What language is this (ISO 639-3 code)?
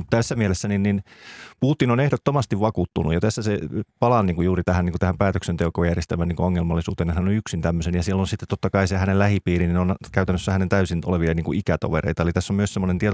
fin